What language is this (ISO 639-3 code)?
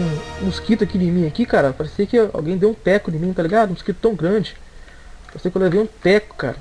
por